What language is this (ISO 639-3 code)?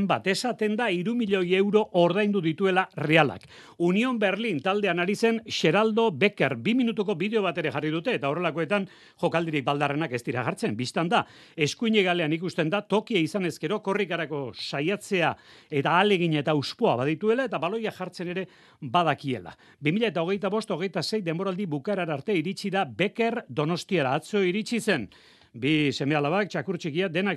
spa